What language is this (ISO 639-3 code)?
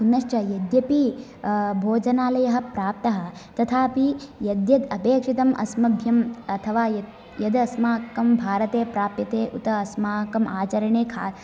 san